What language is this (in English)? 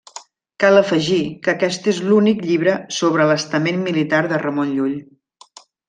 Catalan